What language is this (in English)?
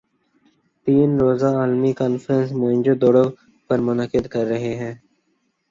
Urdu